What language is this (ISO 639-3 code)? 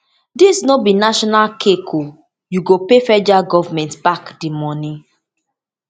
pcm